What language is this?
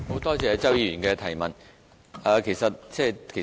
Cantonese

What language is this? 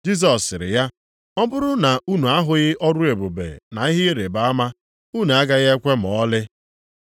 Igbo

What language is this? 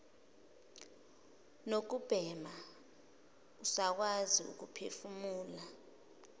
Zulu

